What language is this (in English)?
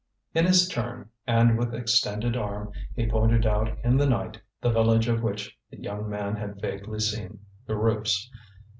English